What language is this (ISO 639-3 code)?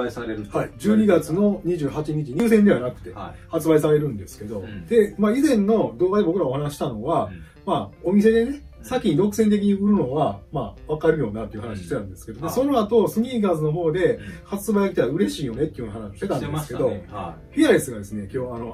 jpn